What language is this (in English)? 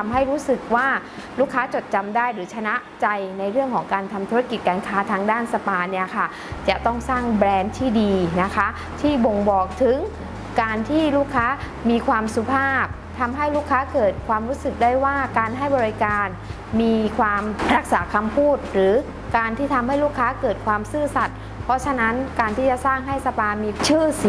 Thai